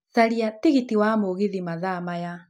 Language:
Kikuyu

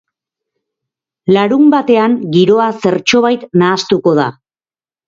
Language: Basque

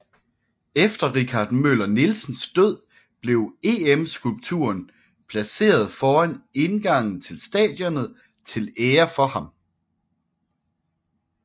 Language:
Danish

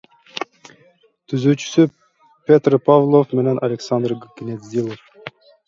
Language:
Kyrgyz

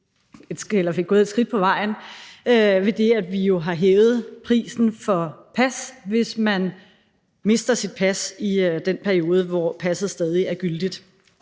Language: Danish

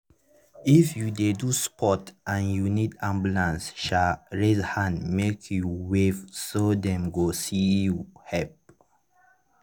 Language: Nigerian Pidgin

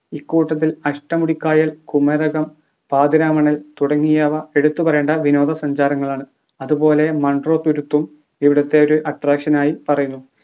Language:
Malayalam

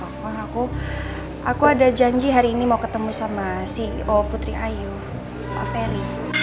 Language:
Indonesian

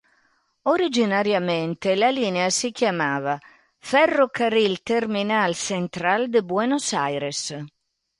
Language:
Italian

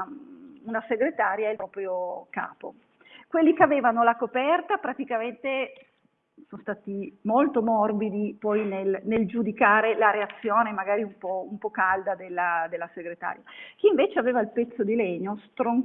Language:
Italian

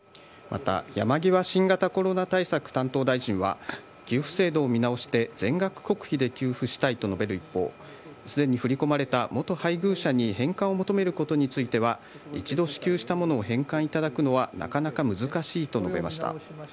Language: Japanese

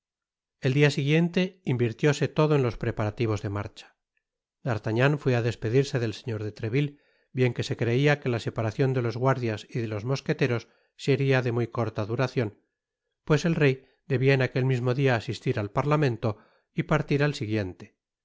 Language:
Spanish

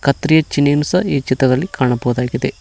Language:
Kannada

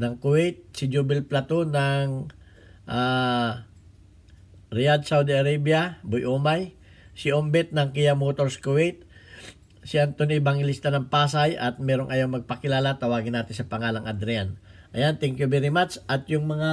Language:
Filipino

